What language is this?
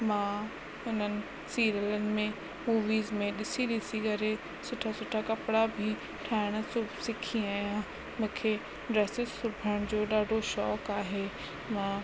Sindhi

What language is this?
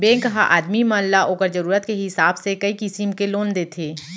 Chhattisgarhi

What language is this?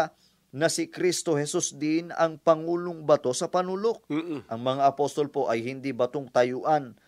Filipino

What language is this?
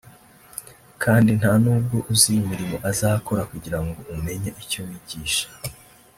Kinyarwanda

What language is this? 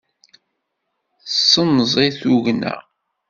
Kabyle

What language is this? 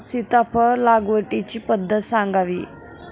Marathi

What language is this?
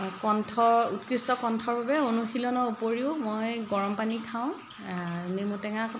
Assamese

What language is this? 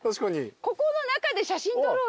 Japanese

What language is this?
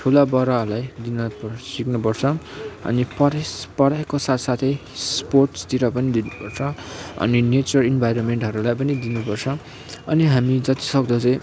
Nepali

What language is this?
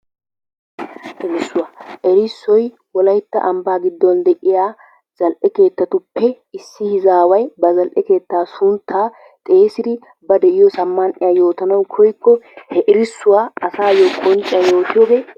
Wolaytta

